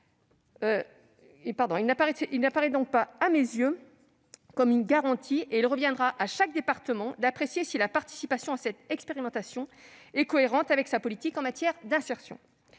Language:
French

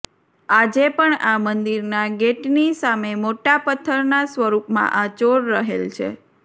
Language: Gujarati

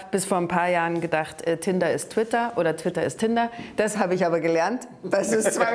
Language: German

